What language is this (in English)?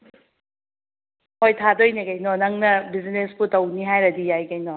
Manipuri